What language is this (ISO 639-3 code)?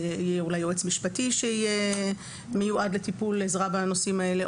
heb